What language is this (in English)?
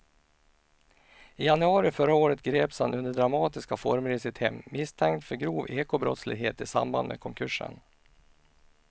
Swedish